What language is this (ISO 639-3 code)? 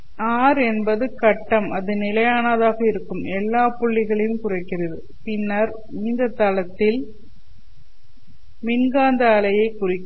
tam